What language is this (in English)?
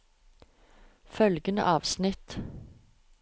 Norwegian